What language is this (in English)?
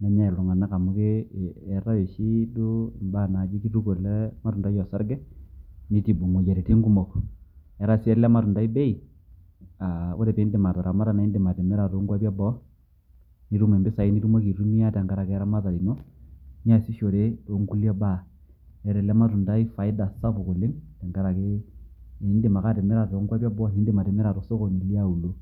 Masai